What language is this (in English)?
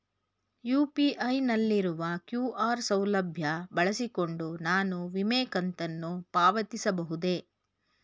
Kannada